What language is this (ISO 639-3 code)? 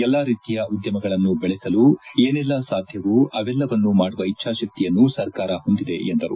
kan